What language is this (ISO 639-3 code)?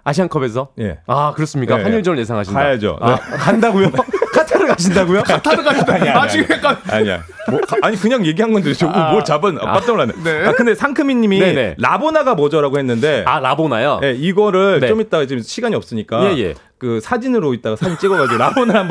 kor